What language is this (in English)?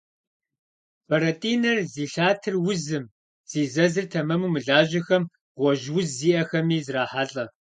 Kabardian